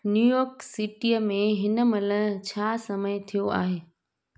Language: Sindhi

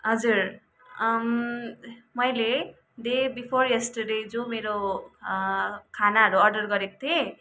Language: Nepali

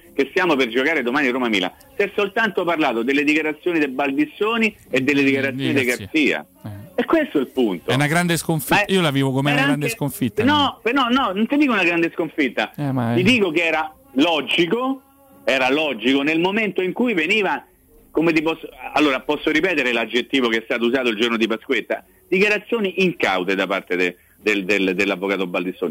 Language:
Italian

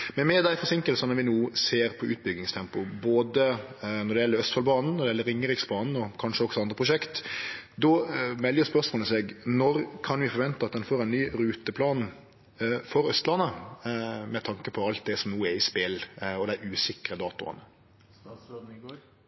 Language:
Norwegian Nynorsk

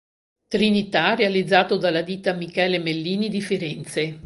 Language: Italian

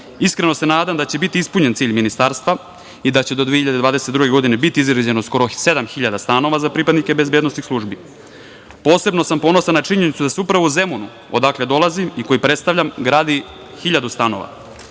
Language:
Serbian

